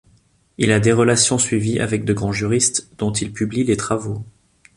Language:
French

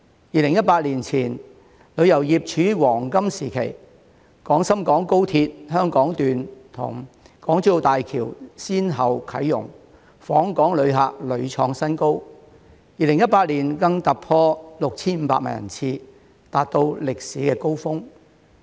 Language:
Cantonese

